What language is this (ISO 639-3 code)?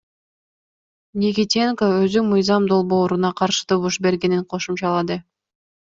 kir